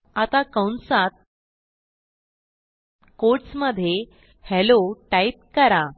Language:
Marathi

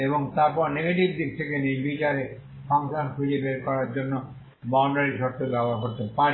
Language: Bangla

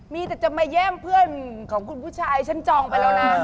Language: Thai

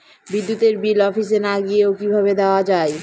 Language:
Bangla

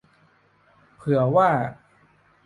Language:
Thai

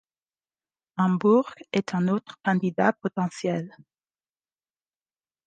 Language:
French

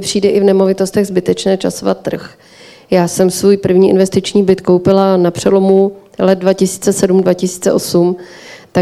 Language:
Czech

